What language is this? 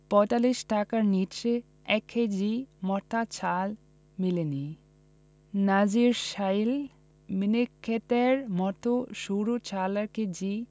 Bangla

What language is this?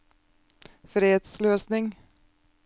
Norwegian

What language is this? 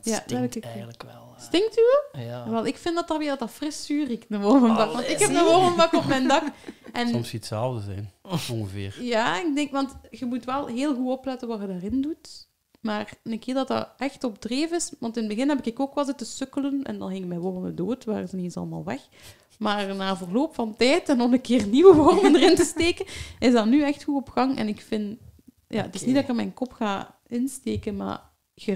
Dutch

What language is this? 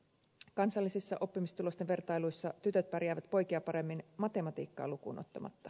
Finnish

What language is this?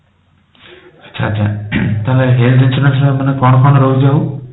Odia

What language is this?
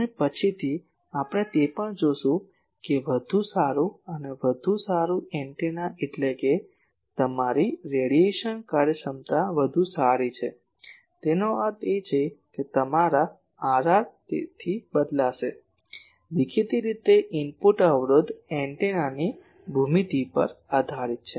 Gujarati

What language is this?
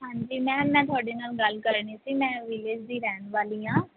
Punjabi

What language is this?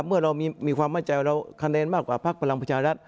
Thai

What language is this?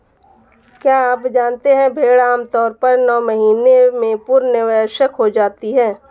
Hindi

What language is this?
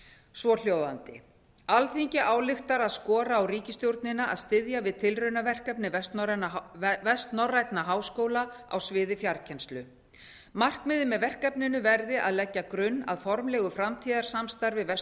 Icelandic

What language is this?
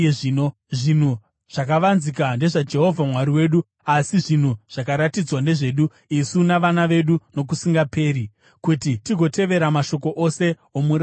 Shona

